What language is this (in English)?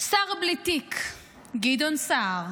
Hebrew